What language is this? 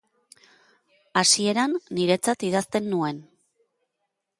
Basque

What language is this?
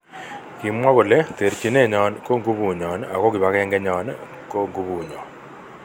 Kalenjin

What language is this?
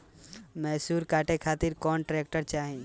Bhojpuri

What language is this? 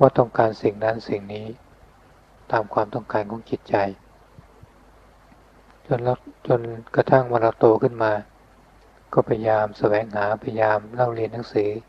Thai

